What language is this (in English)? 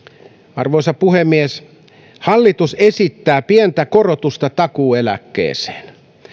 Finnish